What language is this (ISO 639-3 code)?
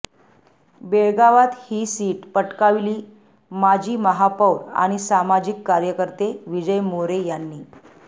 mar